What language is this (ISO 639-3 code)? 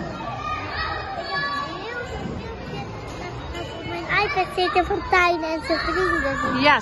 nld